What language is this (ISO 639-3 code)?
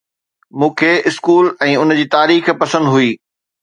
snd